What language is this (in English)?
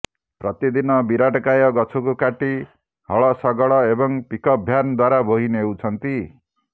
Odia